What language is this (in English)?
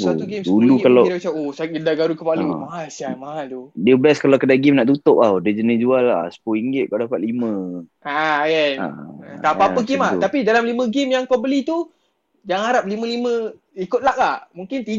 Malay